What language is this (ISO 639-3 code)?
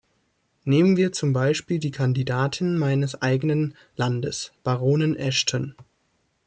deu